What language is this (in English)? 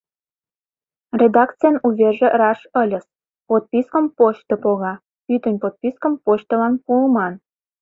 Mari